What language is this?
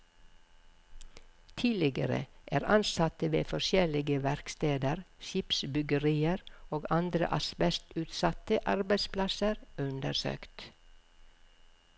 Norwegian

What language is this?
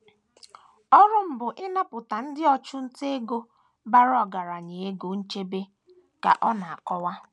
Igbo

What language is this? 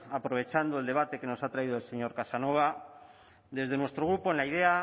Spanish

